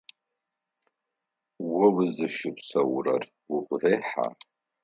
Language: Adyghe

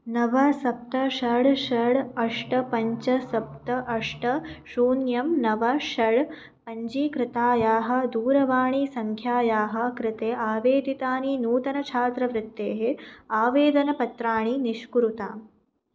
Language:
Sanskrit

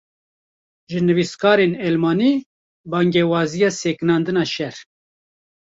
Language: Kurdish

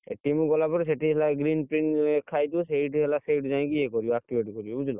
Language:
Odia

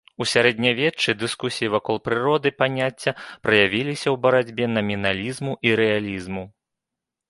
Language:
Belarusian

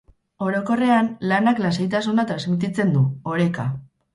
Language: Basque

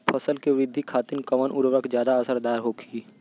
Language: Bhojpuri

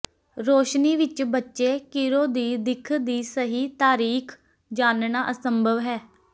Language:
Punjabi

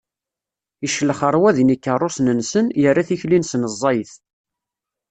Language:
Kabyle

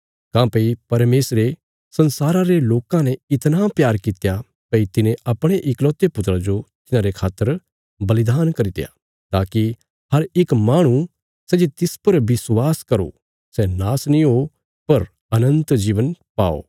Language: Bilaspuri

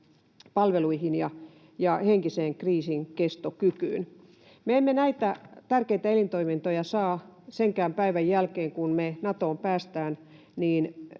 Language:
Finnish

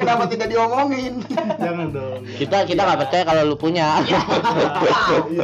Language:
Indonesian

